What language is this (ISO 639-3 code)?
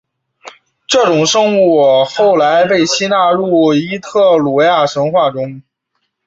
zho